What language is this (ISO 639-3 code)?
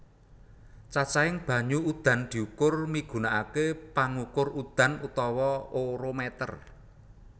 jav